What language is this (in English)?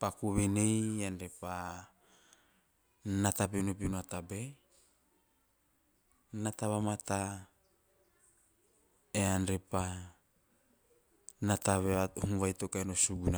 Teop